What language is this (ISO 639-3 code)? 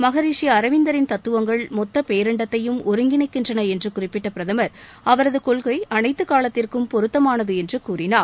tam